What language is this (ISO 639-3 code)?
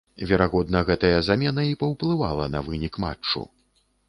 bel